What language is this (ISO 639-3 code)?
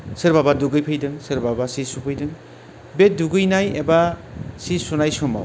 brx